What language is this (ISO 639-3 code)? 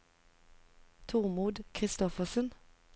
nor